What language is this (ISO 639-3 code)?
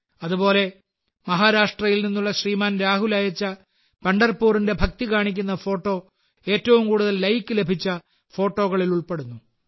mal